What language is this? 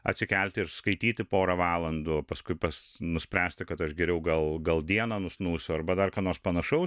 Lithuanian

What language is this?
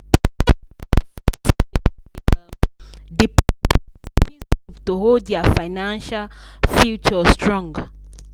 Nigerian Pidgin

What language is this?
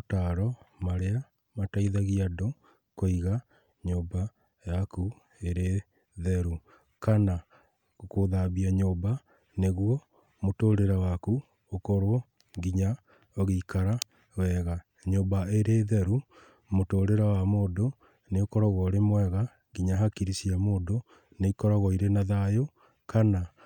Kikuyu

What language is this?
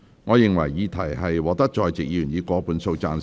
Cantonese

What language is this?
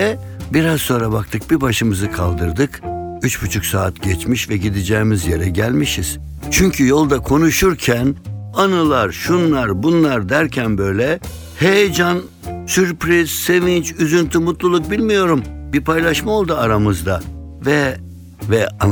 Turkish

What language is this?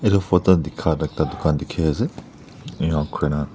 Naga Pidgin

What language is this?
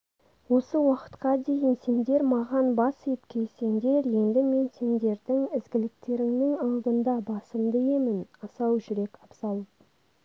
Kazakh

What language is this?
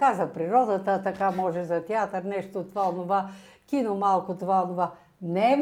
Bulgarian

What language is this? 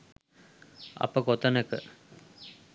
Sinhala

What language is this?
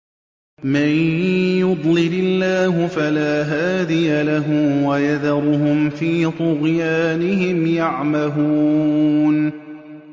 Arabic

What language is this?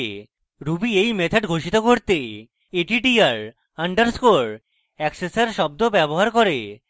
Bangla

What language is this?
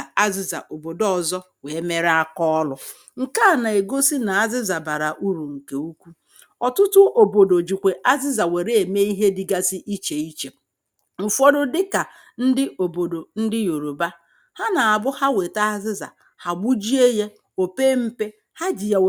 Igbo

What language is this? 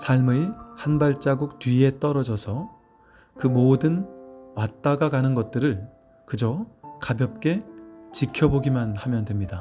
Korean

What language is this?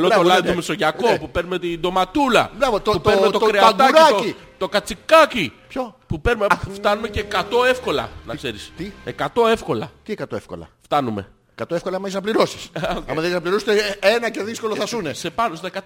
Greek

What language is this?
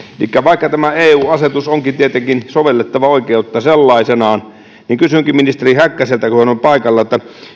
Finnish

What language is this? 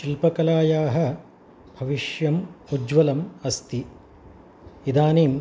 Sanskrit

